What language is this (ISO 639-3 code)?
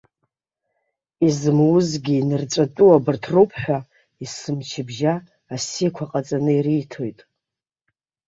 abk